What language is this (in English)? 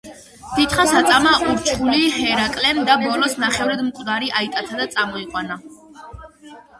Georgian